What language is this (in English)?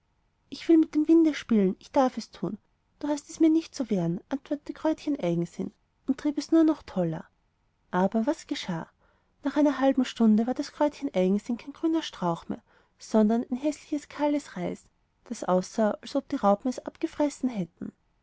German